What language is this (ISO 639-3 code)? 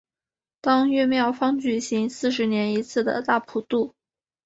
zho